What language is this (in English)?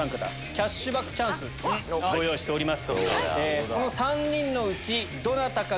Japanese